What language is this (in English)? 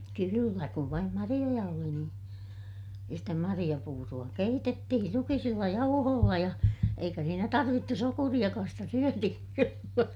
Finnish